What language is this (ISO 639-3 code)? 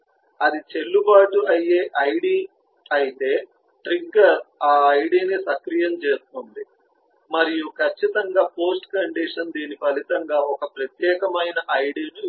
tel